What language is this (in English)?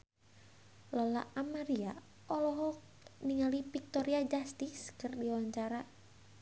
Sundanese